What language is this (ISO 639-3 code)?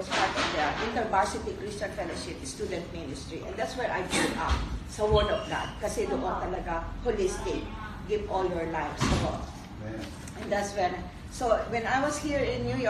fil